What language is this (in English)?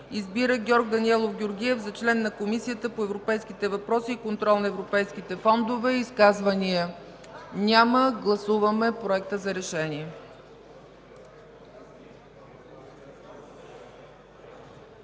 Bulgarian